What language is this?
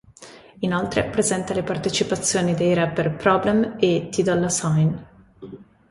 Italian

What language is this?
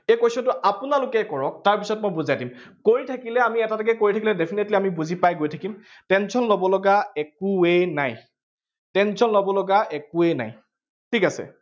Assamese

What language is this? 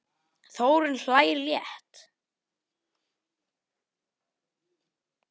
Icelandic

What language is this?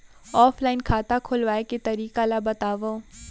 Chhattisgarhi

